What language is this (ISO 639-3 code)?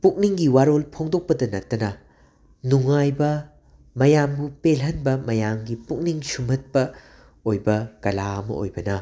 mni